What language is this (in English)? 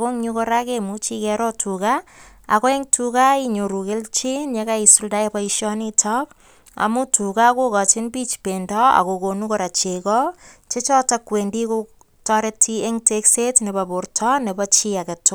Kalenjin